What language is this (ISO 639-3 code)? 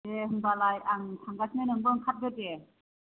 brx